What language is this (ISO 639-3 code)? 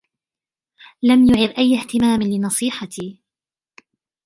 ara